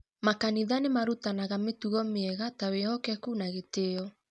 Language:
Kikuyu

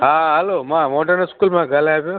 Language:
Sindhi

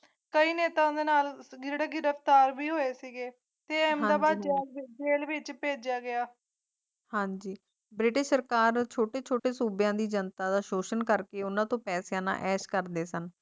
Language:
Punjabi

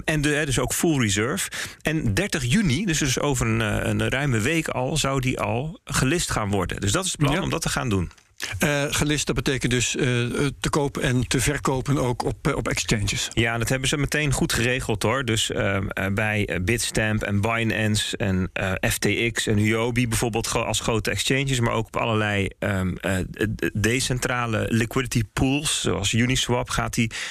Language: Dutch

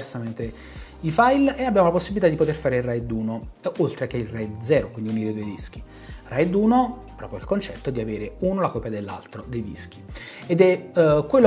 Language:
Italian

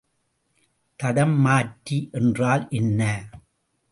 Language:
Tamil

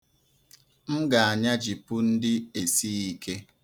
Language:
Igbo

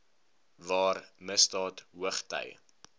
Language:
Afrikaans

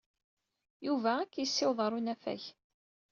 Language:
Kabyle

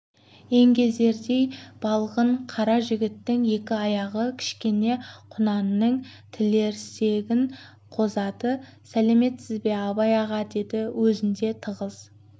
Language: Kazakh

